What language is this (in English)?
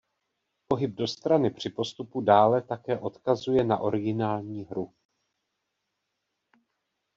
Czech